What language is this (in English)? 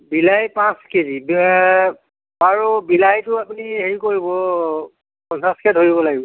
Assamese